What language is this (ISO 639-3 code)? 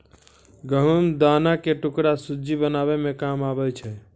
mai